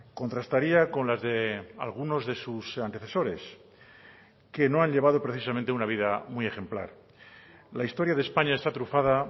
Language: Spanish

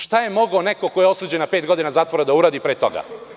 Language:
Serbian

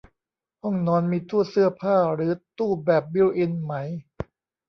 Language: Thai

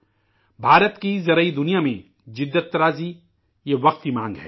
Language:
Urdu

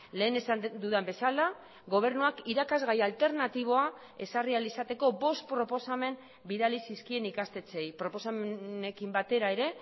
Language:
Basque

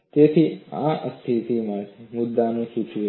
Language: Gujarati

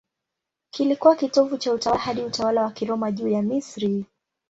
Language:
Swahili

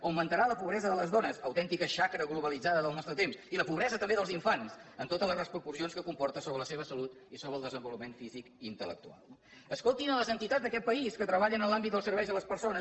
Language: Catalan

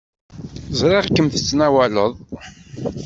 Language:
Kabyle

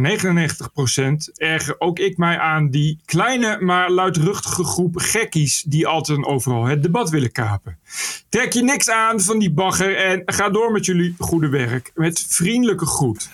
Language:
Dutch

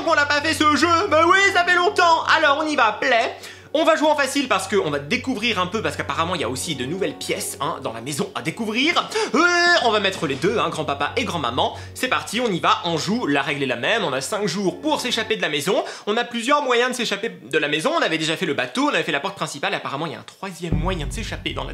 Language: French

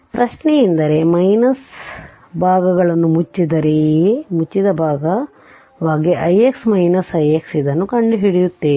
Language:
Kannada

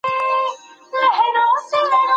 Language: Pashto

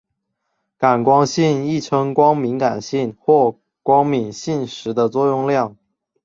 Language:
Chinese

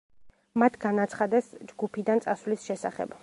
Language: Georgian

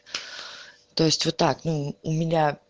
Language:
Russian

